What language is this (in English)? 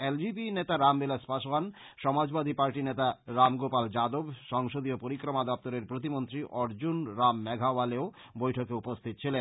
Bangla